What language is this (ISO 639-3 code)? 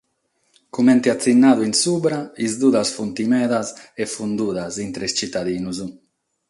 srd